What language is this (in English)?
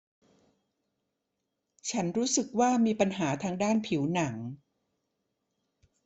Thai